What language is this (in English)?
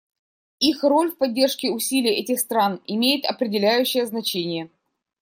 Russian